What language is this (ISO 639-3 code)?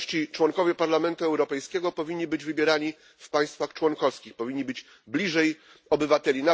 pol